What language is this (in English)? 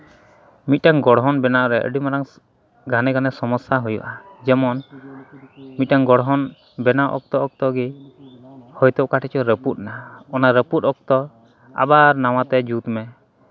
Santali